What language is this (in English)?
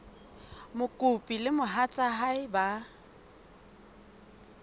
Southern Sotho